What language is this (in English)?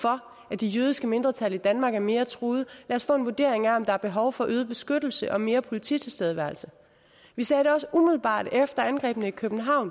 Danish